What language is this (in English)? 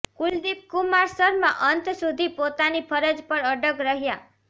Gujarati